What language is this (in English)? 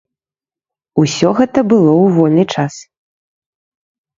Belarusian